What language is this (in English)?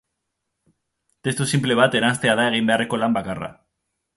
Basque